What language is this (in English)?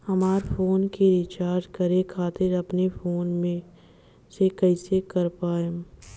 Bhojpuri